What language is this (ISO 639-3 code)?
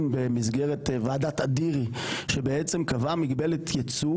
heb